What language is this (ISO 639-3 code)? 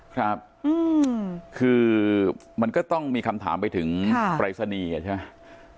tha